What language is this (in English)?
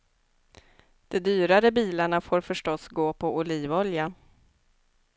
Swedish